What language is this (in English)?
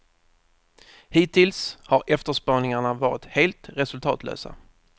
Swedish